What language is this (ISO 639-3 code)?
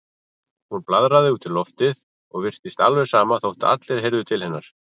isl